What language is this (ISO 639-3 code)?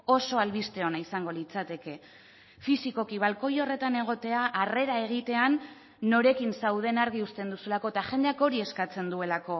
eus